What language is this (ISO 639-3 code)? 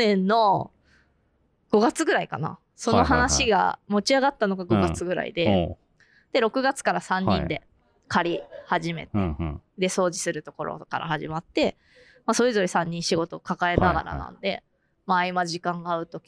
jpn